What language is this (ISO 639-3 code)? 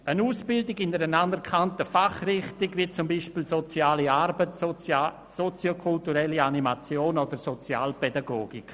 gsw